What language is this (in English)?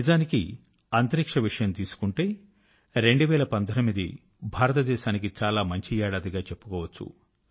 Telugu